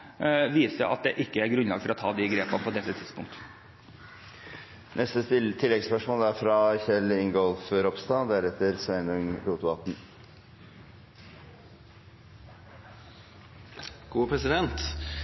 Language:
Norwegian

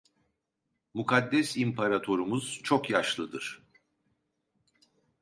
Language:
Turkish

